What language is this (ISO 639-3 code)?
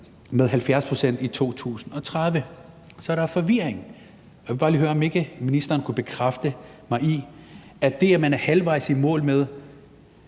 dan